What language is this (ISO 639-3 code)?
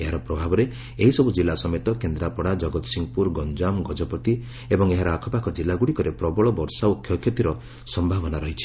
ori